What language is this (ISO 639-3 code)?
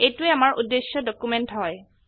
asm